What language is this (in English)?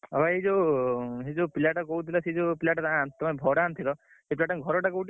Odia